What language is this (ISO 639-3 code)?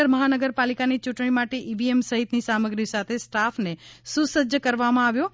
guj